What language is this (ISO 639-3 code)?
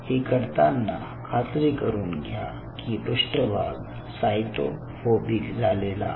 mar